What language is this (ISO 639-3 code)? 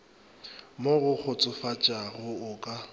nso